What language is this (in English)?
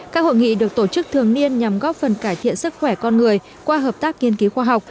Vietnamese